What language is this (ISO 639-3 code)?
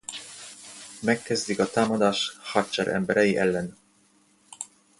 hun